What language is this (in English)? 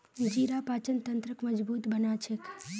Magahi